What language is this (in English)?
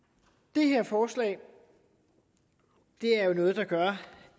Danish